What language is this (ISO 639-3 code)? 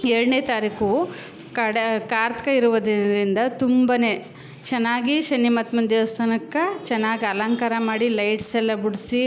kan